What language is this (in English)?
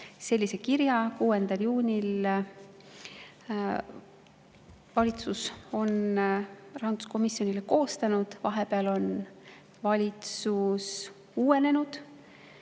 Estonian